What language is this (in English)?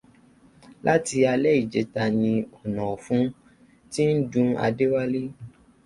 Yoruba